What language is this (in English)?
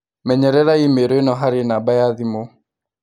Kikuyu